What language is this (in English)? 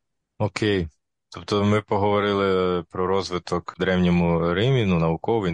Ukrainian